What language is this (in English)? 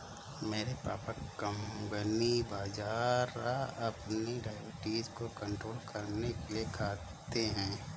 Hindi